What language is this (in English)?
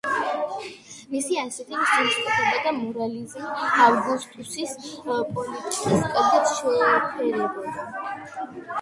Georgian